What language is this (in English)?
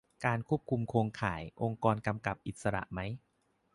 Thai